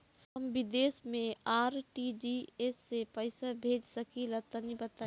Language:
Bhojpuri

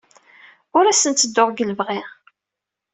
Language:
Kabyle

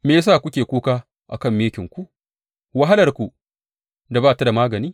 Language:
Hausa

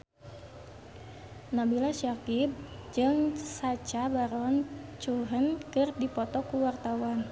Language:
Sundanese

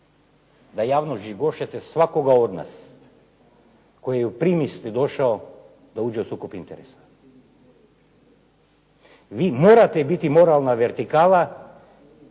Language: Croatian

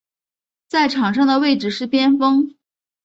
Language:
Chinese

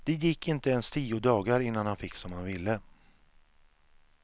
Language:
Swedish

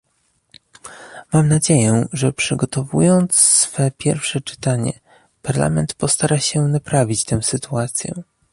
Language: Polish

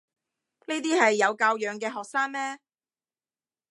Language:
Cantonese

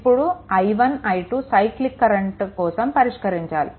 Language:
Telugu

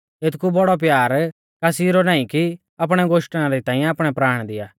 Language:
Mahasu Pahari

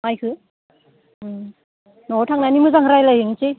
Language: Bodo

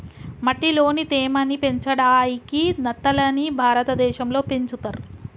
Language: Telugu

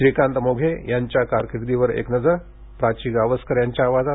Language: Marathi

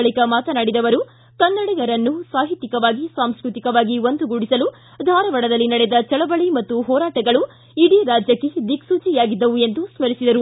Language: Kannada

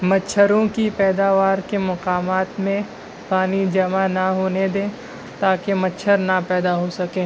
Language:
Urdu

